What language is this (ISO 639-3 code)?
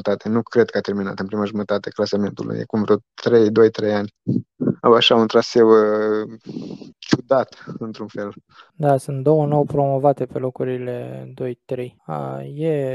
ron